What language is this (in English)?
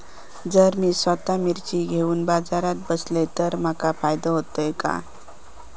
Marathi